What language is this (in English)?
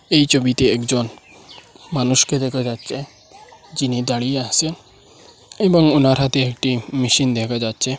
Bangla